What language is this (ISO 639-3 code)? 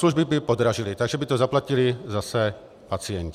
ces